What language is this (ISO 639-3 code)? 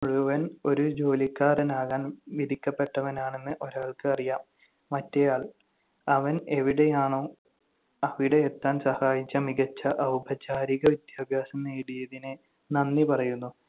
mal